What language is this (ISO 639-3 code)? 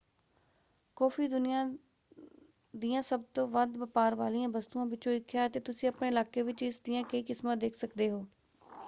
pan